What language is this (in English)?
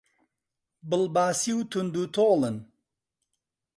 Central Kurdish